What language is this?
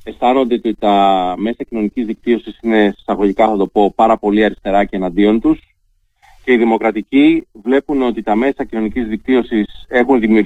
Greek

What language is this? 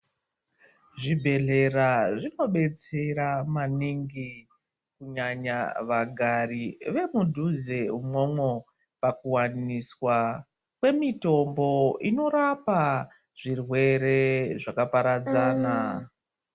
Ndau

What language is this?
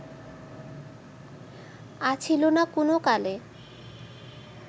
Bangla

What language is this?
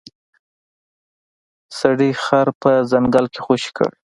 Pashto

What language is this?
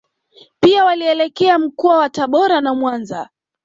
Swahili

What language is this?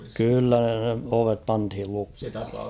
Finnish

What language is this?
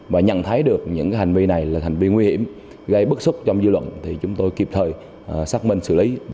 Vietnamese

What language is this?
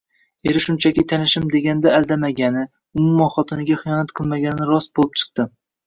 Uzbek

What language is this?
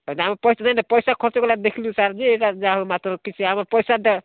Odia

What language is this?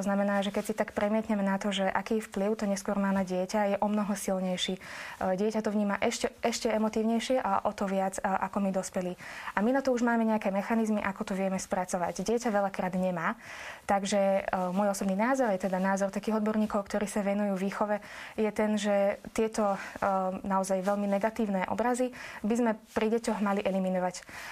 Slovak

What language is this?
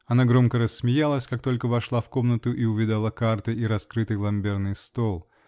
Russian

